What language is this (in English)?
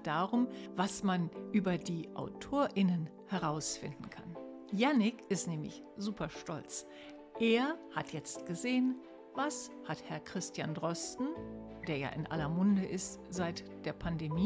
German